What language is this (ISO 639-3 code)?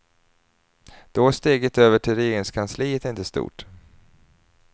swe